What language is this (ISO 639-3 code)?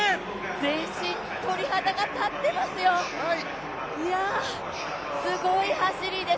jpn